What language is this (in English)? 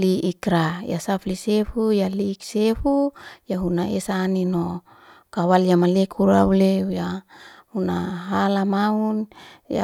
Liana-Seti